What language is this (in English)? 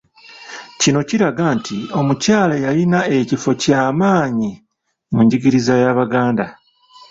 Ganda